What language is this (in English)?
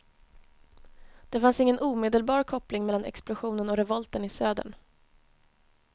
Swedish